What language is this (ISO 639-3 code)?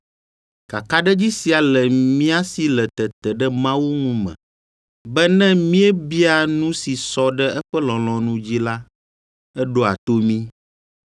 ewe